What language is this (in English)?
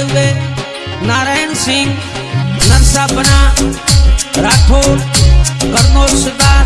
Hindi